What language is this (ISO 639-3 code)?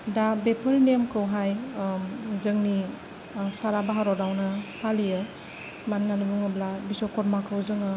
brx